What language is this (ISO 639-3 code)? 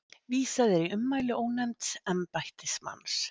isl